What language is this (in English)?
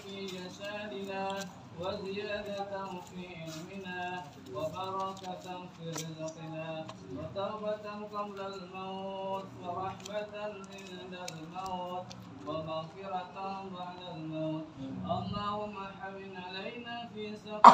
Arabic